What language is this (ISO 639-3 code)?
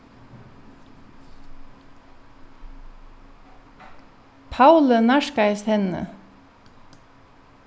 fao